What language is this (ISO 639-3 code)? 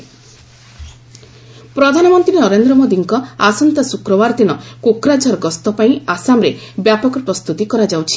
ori